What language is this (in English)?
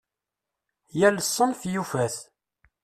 Kabyle